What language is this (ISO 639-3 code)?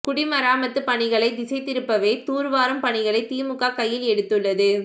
tam